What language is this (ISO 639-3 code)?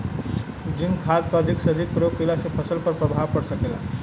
bho